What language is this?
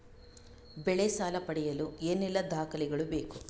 Kannada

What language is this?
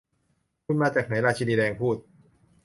Thai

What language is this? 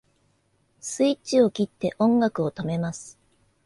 Japanese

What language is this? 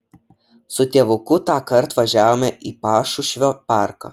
Lithuanian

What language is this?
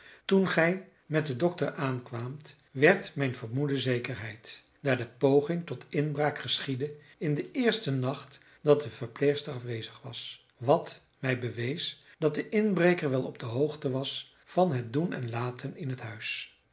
Dutch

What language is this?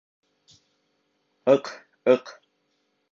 Bashkir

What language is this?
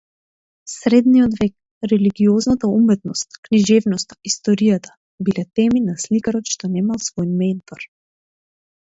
Macedonian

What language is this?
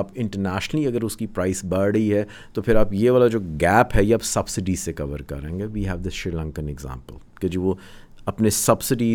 Urdu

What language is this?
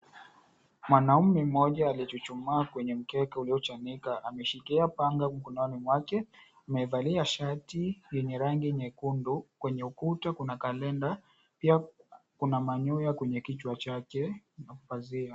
Swahili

